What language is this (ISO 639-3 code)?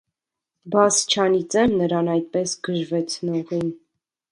hye